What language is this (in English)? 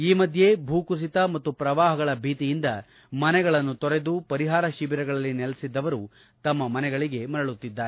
Kannada